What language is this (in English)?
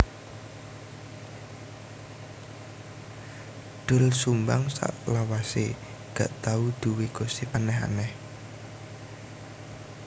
Javanese